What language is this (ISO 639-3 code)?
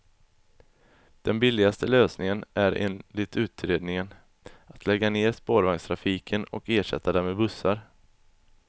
swe